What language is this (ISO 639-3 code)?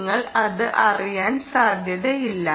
mal